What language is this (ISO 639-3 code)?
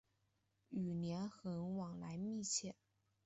zho